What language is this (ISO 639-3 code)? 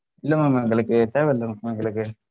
tam